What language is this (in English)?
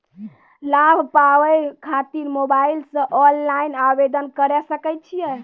Maithili